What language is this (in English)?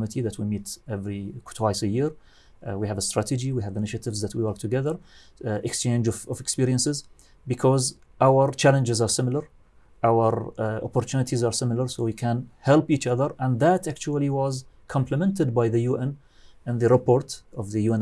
English